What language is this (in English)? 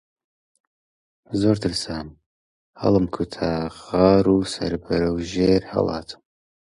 Central Kurdish